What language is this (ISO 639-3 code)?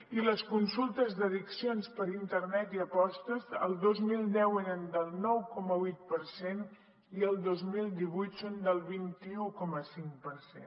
cat